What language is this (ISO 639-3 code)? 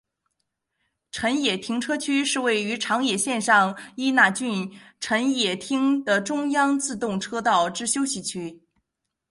zho